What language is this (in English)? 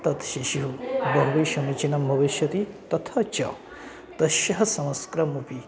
Sanskrit